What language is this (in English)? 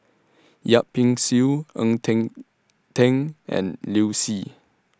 English